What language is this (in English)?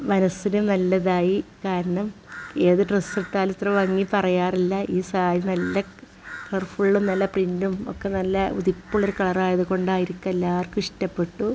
Malayalam